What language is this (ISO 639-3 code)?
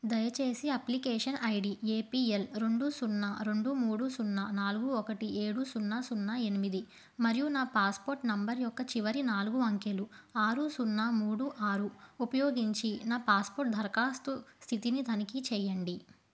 tel